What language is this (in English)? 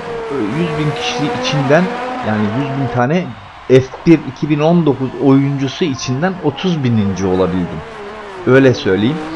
Turkish